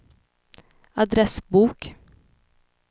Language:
Swedish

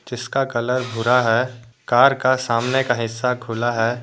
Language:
Hindi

